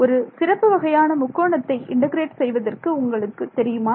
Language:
Tamil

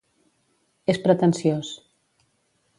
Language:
Catalan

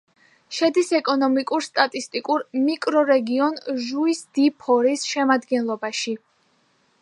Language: Georgian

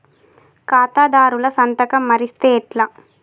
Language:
Telugu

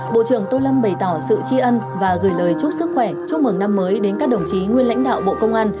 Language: Vietnamese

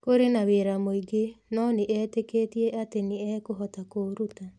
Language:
Kikuyu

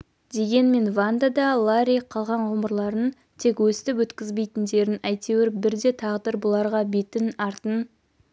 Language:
Kazakh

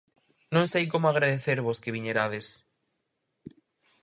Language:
Galician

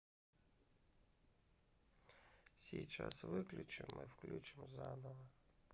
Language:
Russian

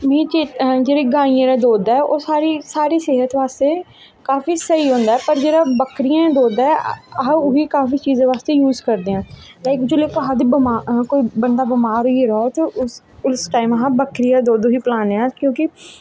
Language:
Dogri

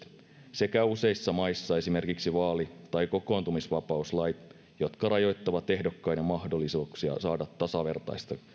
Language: Finnish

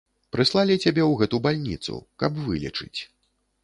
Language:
Belarusian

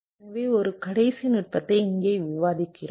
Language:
Tamil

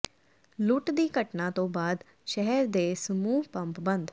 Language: Punjabi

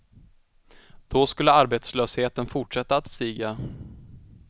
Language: Swedish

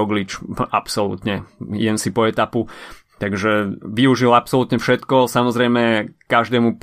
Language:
Slovak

